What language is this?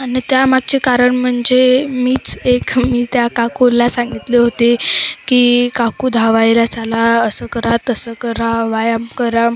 Marathi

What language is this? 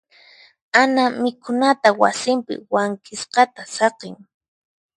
Puno Quechua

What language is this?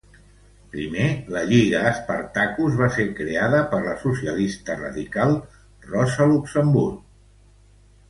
Catalan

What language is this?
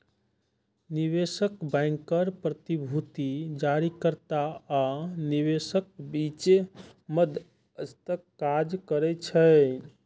Maithili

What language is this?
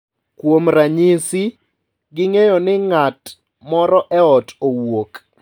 Luo (Kenya and Tanzania)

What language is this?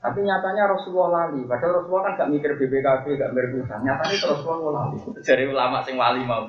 Malay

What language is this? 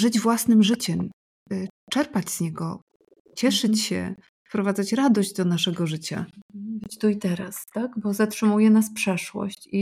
Polish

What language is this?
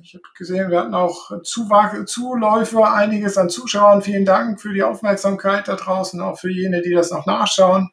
German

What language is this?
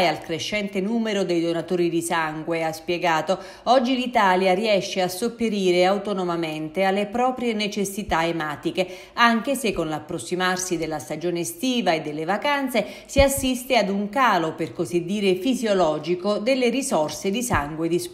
Italian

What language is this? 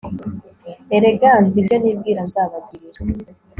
Kinyarwanda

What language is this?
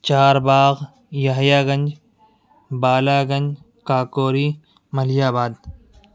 Urdu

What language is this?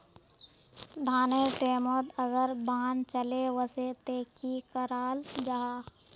Magahi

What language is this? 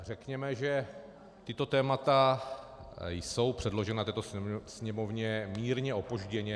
Czech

